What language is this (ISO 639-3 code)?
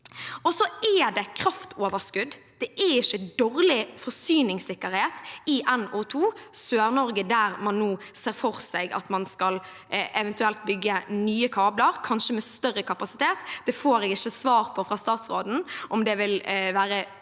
nor